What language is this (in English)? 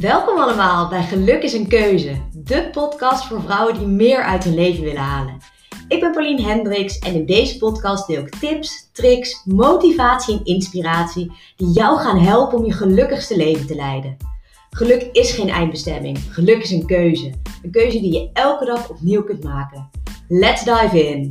Dutch